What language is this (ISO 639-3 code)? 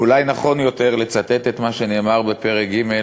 heb